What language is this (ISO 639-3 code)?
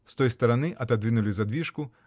rus